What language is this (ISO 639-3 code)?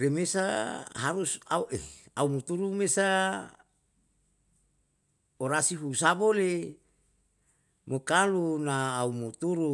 jal